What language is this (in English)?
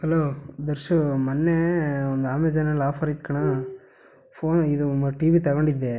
Kannada